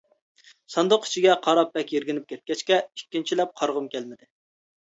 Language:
Uyghur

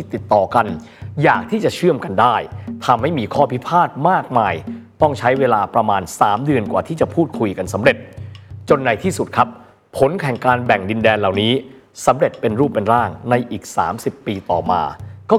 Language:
Thai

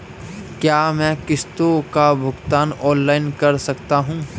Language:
Hindi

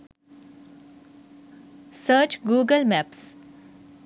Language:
Sinhala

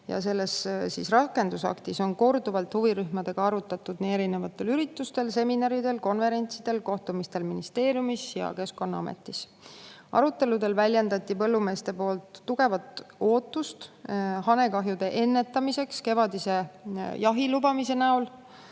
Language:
Estonian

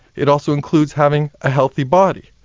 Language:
English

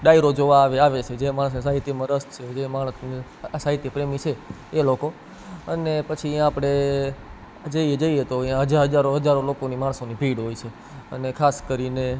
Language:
Gujarati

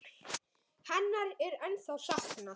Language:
Icelandic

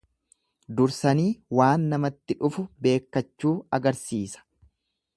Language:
Oromo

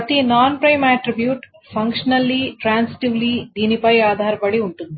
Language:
Telugu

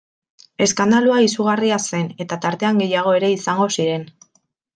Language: Basque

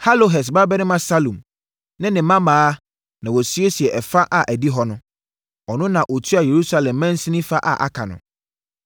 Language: Akan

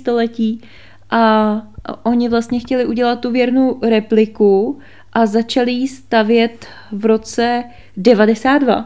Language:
Czech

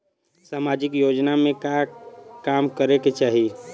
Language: Bhojpuri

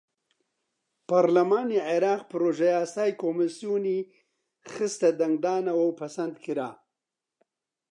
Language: Central Kurdish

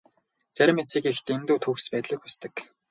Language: Mongolian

